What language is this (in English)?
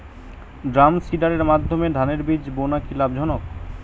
Bangla